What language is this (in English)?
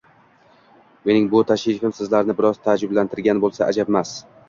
Uzbek